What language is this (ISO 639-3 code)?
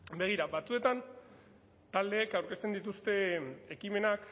eus